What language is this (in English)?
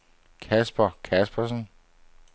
Danish